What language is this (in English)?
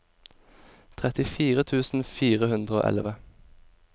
Norwegian